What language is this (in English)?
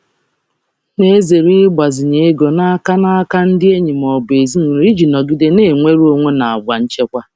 Igbo